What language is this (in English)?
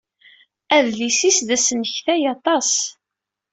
Kabyle